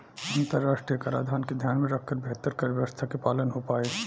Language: Bhojpuri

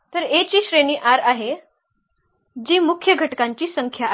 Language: Marathi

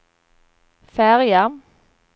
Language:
Swedish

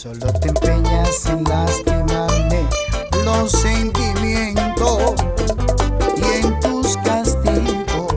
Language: Spanish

